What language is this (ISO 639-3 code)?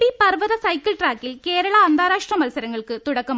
mal